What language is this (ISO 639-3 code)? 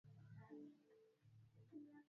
swa